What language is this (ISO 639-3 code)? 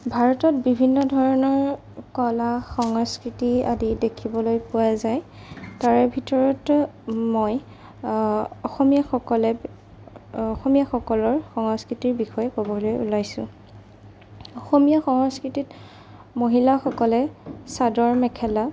asm